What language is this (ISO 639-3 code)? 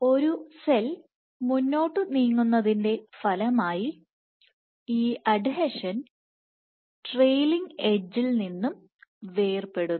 mal